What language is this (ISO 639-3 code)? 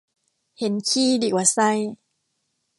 tha